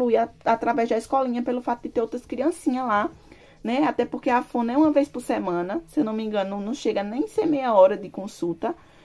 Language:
Portuguese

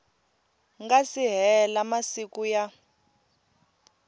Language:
Tsonga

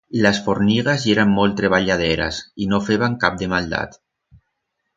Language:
Aragonese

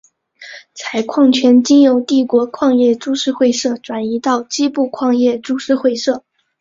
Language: Chinese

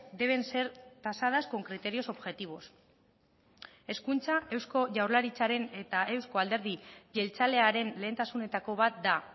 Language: Basque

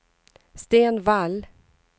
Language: Swedish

